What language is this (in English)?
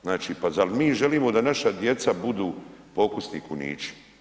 Croatian